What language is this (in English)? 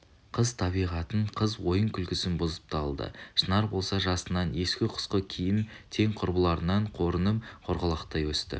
Kazakh